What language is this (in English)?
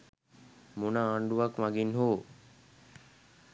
Sinhala